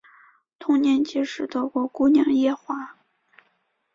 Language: Chinese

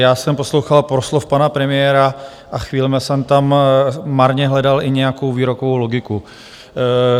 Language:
Czech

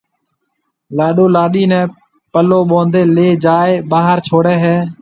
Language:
Marwari (Pakistan)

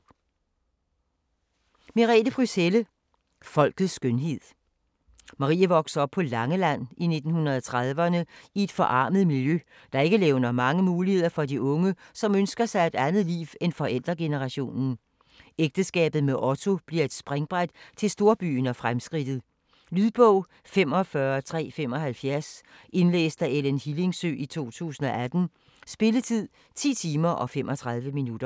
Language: Danish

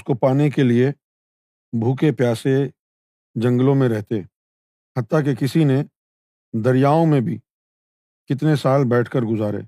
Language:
Urdu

